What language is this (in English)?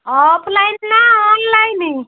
Odia